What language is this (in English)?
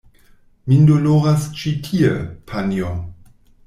Esperanto